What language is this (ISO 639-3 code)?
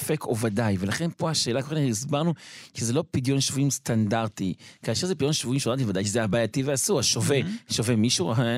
heb